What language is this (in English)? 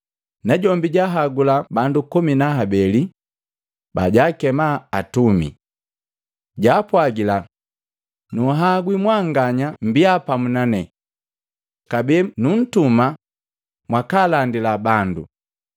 Matengo